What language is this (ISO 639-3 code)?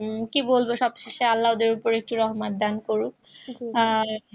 ben